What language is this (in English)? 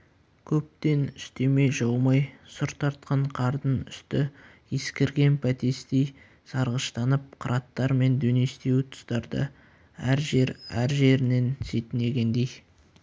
Kazakh